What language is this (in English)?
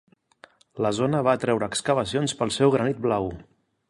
Catalan